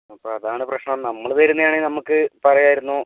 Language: Malayalam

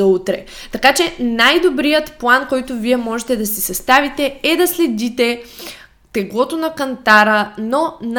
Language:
Bulgarian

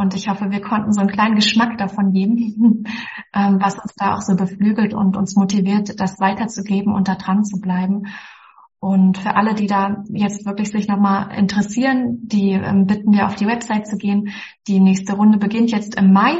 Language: German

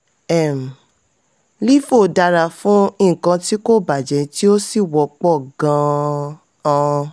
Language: Yoruba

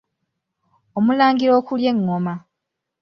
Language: Ganda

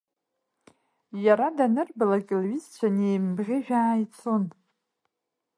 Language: Abkhazian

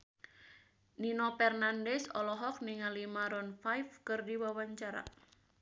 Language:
Sundanese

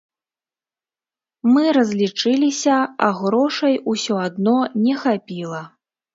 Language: Belarusian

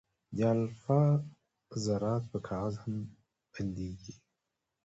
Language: Pashto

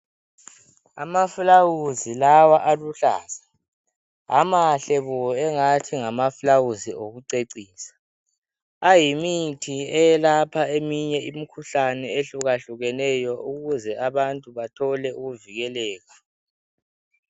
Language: North Ndebele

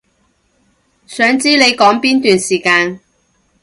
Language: Cantonese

